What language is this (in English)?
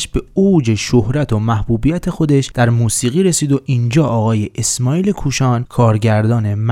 Persian